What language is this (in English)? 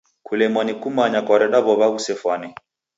Taita